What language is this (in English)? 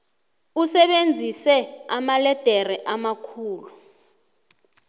South Ndebele